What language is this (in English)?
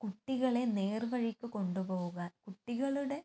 Malayalam